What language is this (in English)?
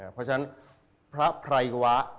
Thai